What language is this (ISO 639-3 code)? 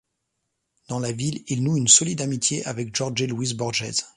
fra